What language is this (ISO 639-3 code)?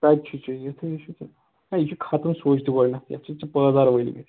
kas